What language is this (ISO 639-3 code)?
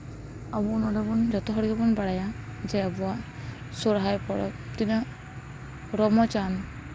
sat